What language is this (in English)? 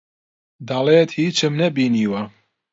Central Kurdish